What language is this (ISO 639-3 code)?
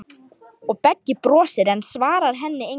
isl